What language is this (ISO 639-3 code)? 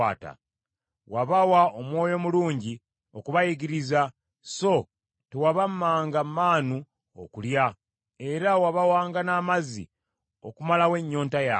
lug